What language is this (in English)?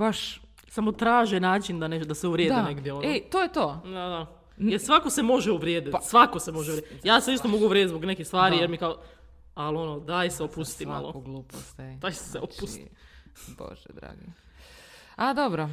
Croatian